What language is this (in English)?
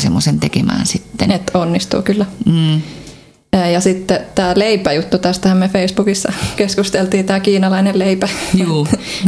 Finnish